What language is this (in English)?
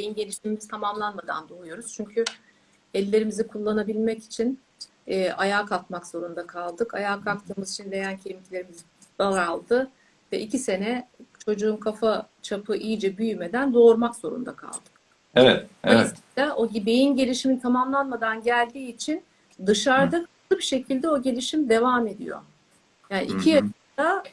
Turkish